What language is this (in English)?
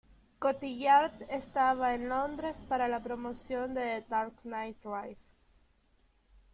Spanish